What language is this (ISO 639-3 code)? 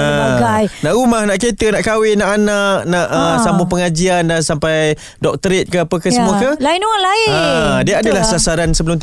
msa